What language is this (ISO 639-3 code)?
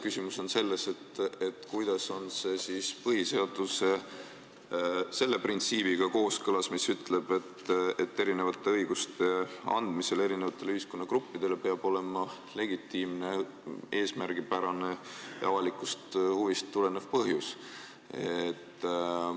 est